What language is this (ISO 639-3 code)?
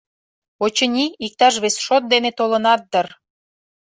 chm